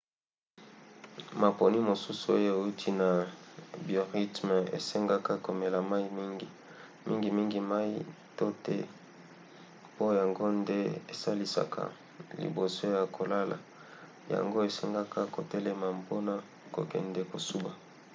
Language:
Lingala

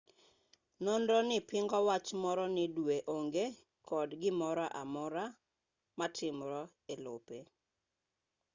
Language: Luo (Kenya and Tanzania)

